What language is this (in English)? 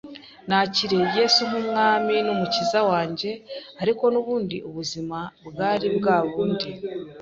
Kinyarwanda